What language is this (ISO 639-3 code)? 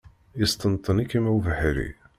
kab